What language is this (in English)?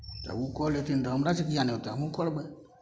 Maithili